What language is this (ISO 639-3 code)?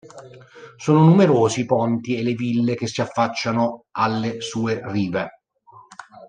ita